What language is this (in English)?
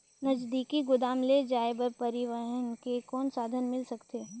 Chhattisgarhi